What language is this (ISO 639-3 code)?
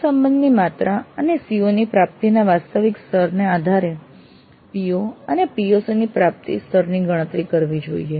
guj